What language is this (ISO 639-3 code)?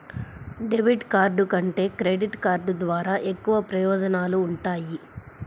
tel